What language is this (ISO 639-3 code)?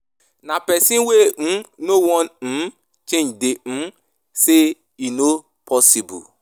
pcm